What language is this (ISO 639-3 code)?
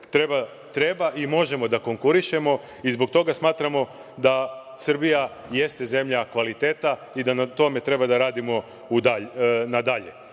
srp